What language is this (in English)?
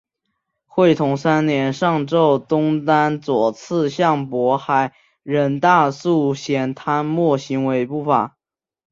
Chinese